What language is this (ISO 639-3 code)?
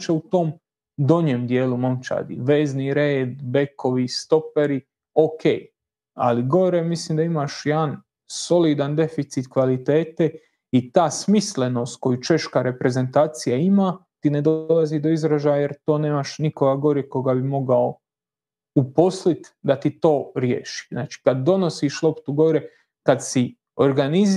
hrv